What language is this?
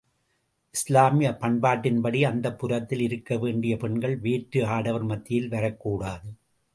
Tamil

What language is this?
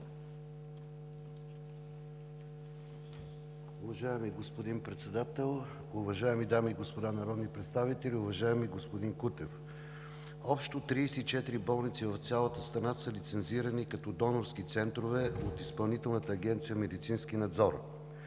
Bulgarian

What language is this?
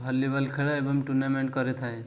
Odia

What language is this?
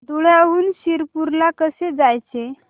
Marathi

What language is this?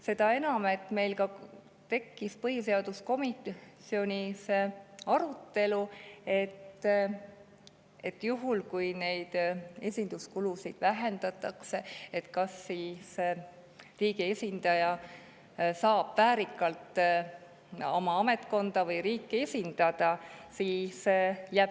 Estonian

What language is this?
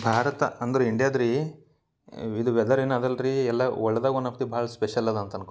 Kannada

